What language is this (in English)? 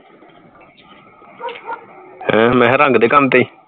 Punjabi